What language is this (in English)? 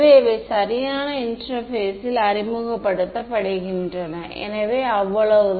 Tamil